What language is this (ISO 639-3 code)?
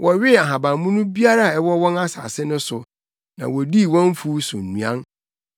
aka